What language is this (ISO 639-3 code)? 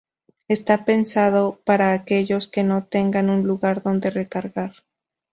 spa